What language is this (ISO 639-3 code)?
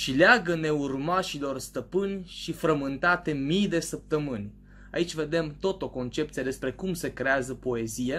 ron